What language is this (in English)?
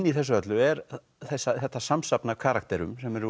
Icelandic